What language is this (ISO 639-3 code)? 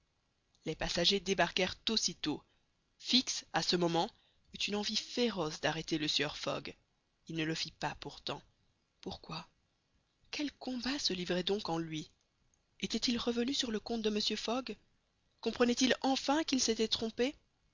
fra